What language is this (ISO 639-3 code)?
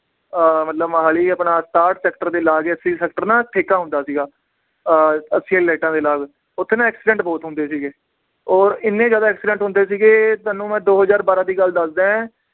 pan